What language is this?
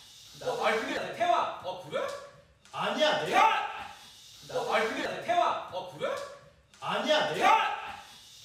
Korean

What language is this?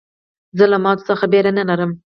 Pashto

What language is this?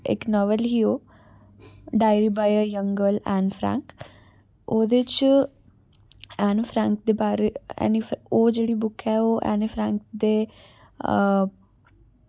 Dogri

